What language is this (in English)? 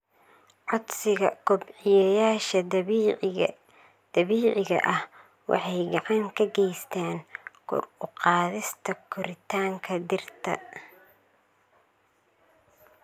Somali